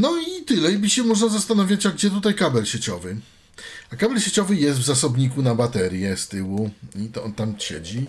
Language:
Polish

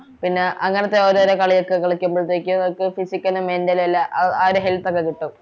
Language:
Malayalam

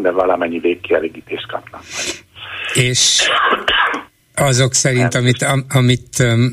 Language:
Hungarian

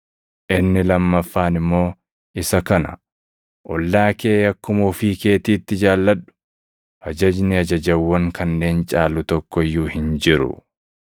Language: Oromo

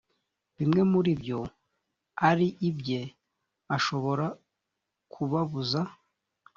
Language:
Kinyarwanda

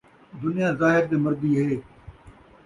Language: Saraiki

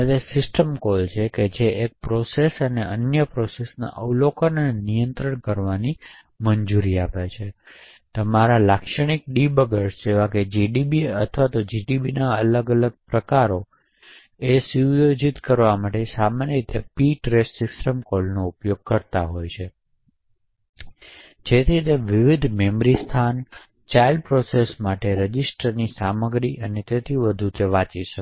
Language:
Gujarati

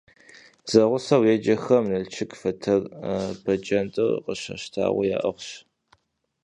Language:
Kabardian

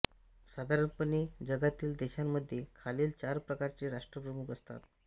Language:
Marathi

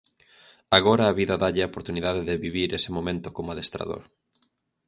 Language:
Galician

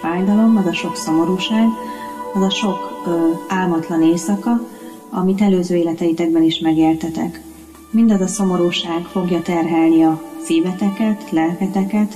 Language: Hungarian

